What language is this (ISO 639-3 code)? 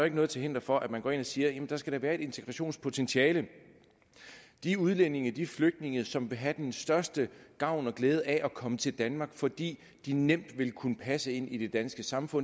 dan